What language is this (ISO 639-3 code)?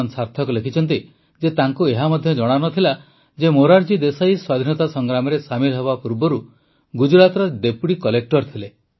ori